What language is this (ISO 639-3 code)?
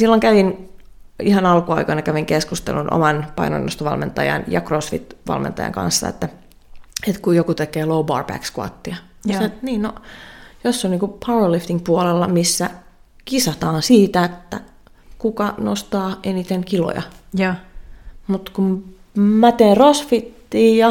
fin